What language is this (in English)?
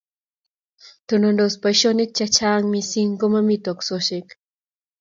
Kalenjin